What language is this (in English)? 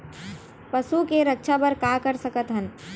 Chhattisgarhi